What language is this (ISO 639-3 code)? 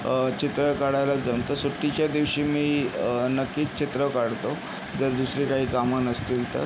mar